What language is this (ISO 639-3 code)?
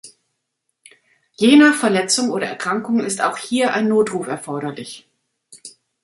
deu